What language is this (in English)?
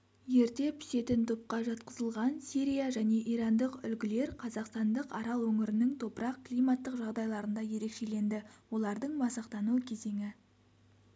Kazakh